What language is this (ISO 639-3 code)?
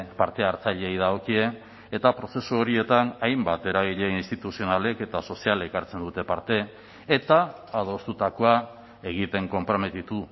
eus